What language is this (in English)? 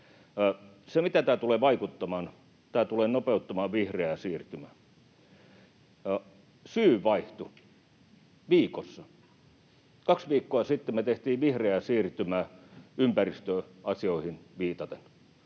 Finnish